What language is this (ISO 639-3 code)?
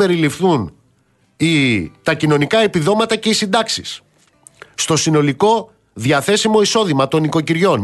ell